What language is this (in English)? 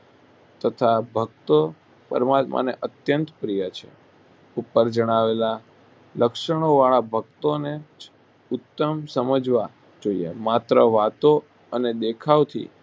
Gujarati